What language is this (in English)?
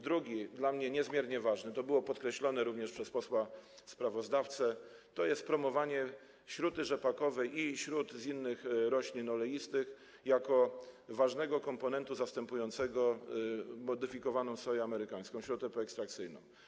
Polish